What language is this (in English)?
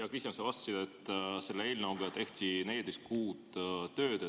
Estonian